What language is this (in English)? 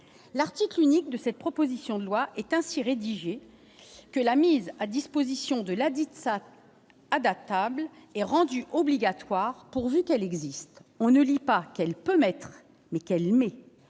French